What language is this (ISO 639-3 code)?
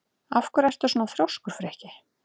isl